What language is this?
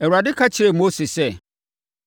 Akan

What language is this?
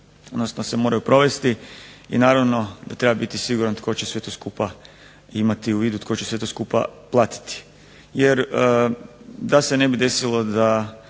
Croatian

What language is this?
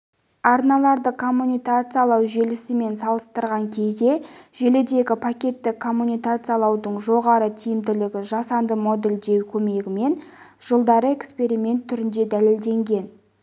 Kazakh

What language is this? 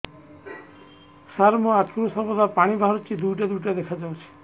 Odia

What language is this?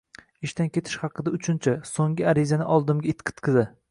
Uzbek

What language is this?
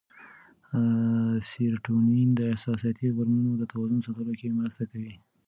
Pashto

